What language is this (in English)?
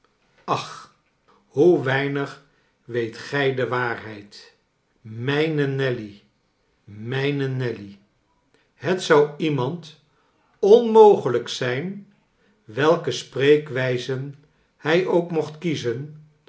Dutch